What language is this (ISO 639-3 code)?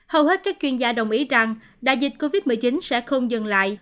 vie